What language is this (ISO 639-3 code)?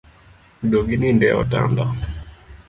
luo